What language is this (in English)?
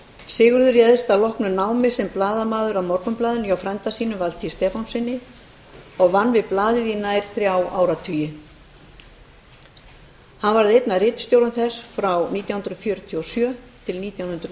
Icelandic